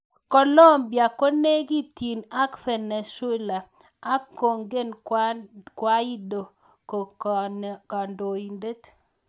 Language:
Kalenjin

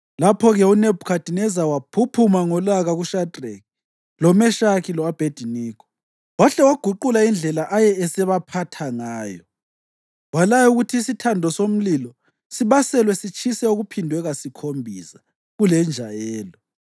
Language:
North Ndebele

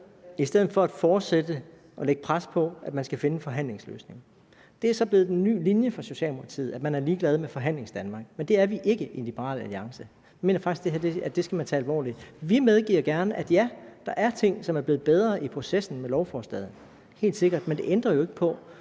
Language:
Danish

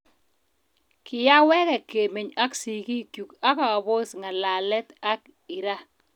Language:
Kalenjin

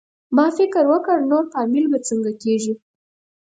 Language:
Pashto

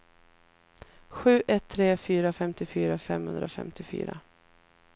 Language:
Swedish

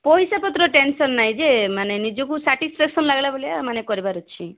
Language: Odia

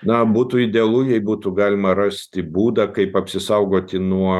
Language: Lithuanian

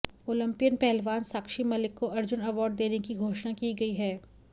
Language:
Hindi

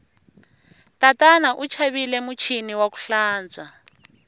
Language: Tsonga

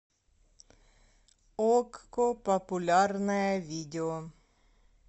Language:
Russian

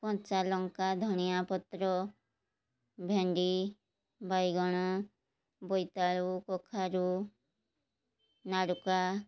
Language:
Odia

